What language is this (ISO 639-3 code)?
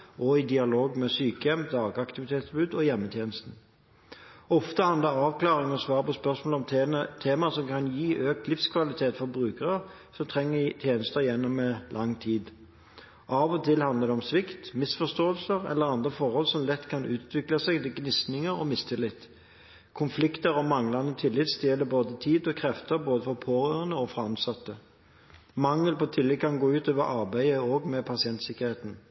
nob